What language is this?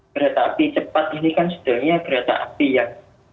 Indonesian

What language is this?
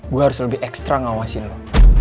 Indonesian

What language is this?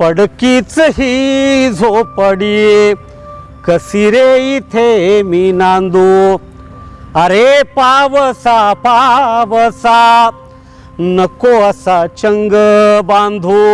Marathi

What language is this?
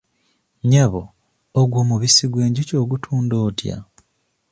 Ganda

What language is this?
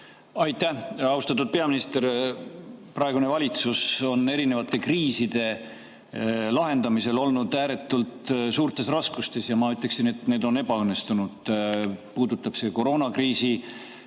Estonian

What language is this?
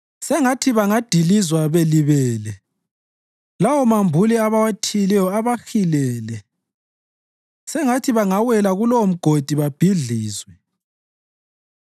North Ndebele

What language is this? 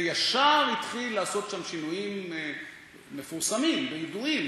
Hebrew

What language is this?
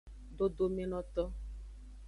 Aja (Benin)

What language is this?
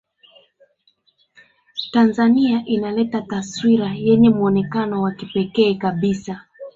Swahili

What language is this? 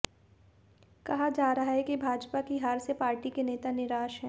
Hindi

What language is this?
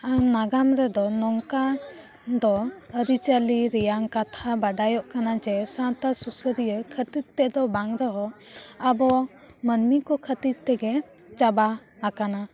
Santali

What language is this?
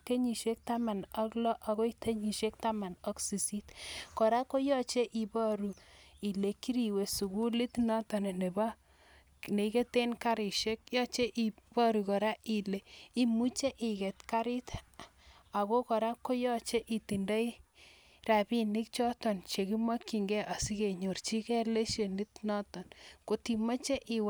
Kalenjin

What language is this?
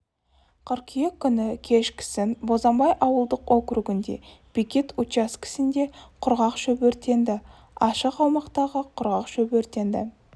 Kazakh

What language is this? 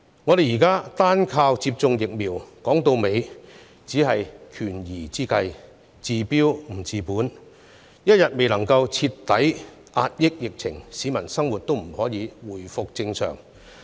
Cantonese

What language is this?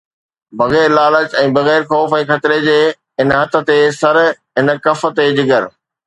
Sindhi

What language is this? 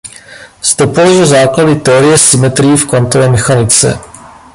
Czech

